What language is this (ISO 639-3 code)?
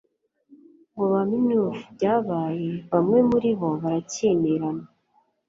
kin